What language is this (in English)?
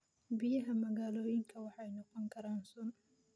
Somali